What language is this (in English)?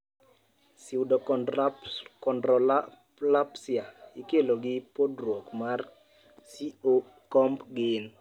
Luo (Kenya and Tanzania)